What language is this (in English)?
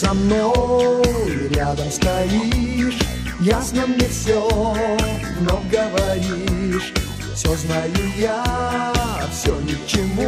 Russian